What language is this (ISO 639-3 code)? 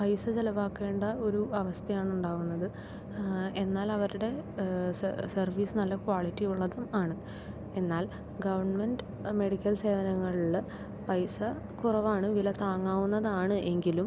mal